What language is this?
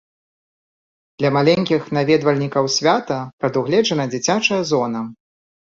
Belarusian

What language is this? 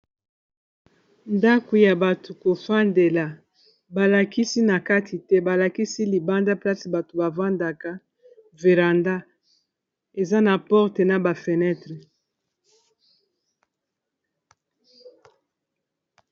Lingala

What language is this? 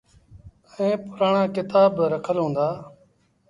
Sindhi Bhil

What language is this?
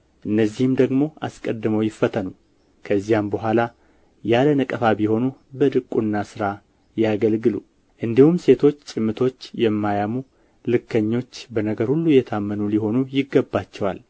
Amharic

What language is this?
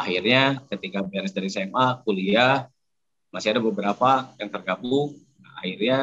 Indonesian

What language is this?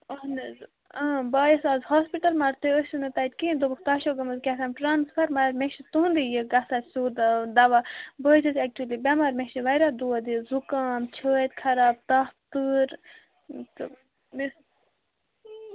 Kashmiri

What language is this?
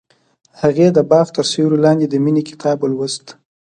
Pashto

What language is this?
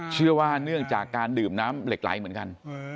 Thai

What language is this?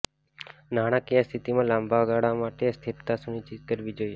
Gujarati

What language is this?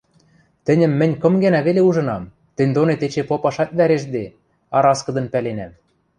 Western Mari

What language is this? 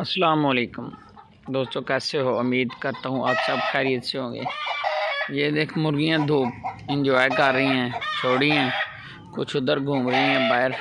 Hindi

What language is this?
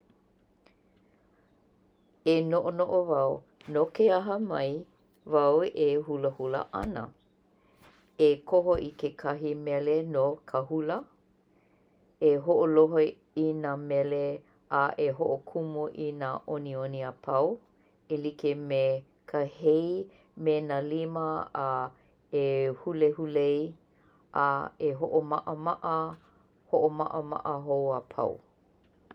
Hawaiian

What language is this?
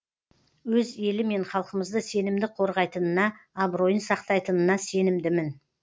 Kazakh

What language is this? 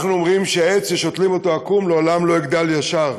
Hebrew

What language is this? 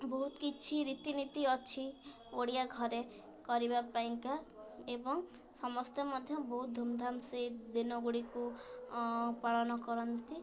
Odia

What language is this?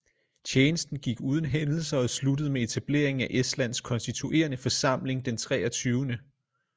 Danish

